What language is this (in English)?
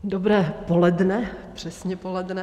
Czech